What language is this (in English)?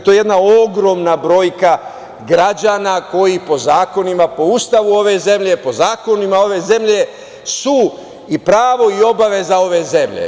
Serbian